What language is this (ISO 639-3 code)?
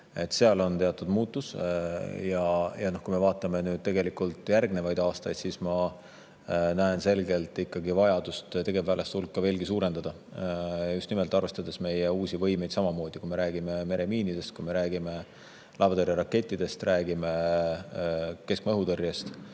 est